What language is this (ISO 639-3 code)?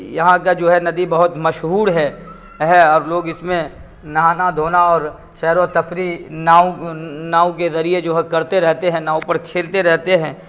urd